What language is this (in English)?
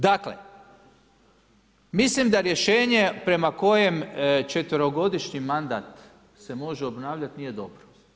Croatian